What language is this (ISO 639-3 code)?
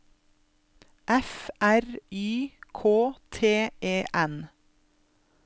nor